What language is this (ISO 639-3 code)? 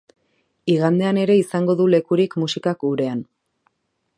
eus